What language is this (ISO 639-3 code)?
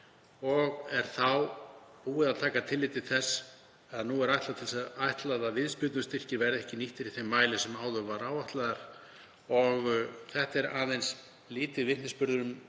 isl